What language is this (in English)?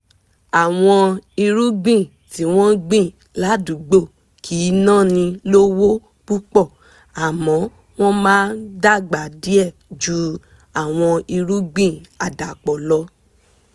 Yoruba